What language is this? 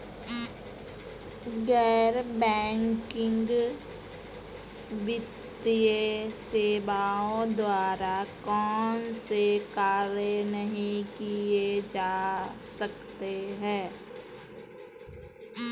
Hindi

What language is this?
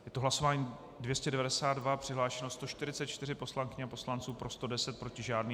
Czech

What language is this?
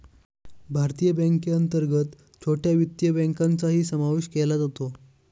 Marathi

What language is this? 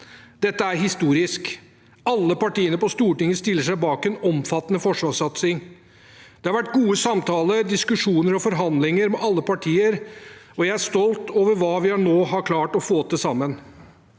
Norwegian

